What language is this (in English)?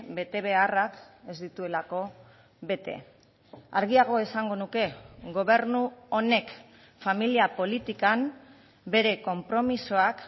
Basque